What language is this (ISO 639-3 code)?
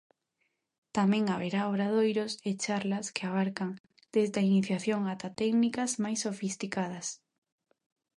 glg